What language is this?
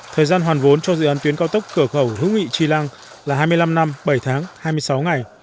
Vietnamese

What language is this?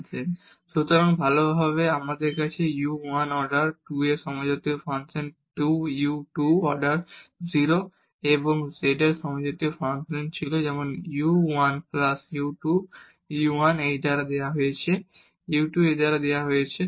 Bangla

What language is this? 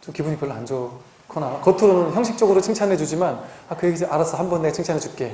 Korean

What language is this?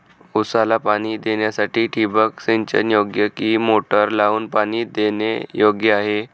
Marathi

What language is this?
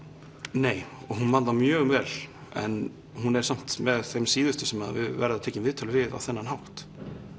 Icelandic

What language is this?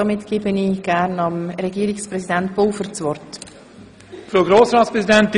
Swiss German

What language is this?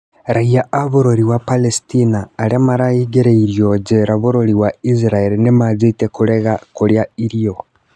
Kikuyu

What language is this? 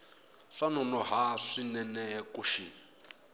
Tsonga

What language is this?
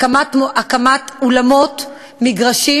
Hebrew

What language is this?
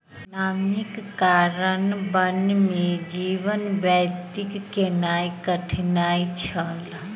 Maithili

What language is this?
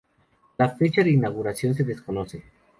Spanish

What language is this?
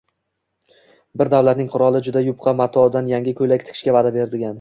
Uzbek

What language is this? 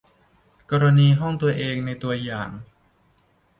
Thai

